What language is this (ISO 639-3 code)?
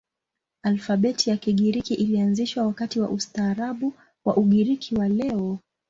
swa